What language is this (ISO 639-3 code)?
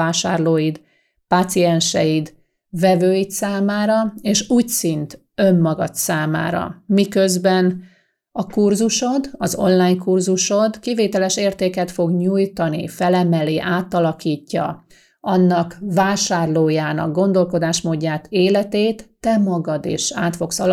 hun